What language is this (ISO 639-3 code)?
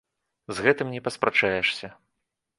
bel